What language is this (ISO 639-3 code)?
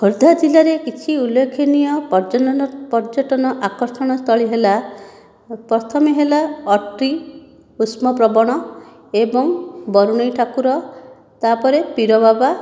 ori